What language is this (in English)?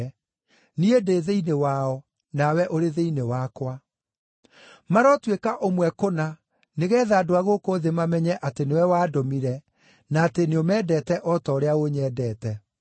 Kikuyu